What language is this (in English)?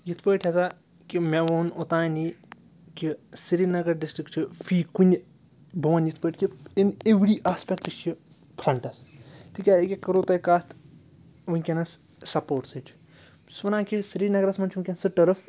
Kashmiri